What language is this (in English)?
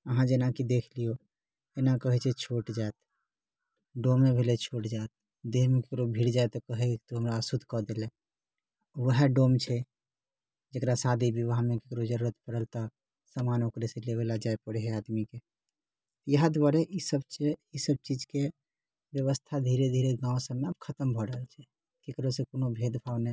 Maithili